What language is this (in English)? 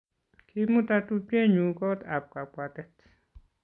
Kalenjin